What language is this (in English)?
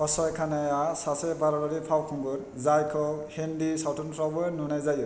Bodo